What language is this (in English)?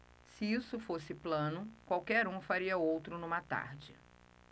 Portuguese